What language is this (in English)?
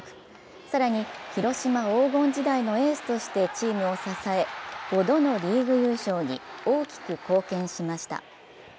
Japanese